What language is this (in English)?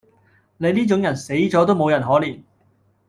Cantonese